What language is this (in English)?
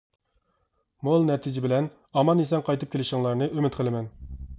Uyghur